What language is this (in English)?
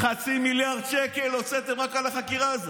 Hebrew